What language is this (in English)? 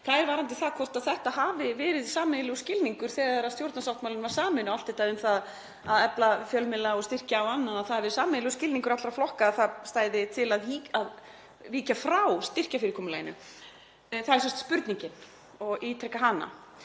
Icelandic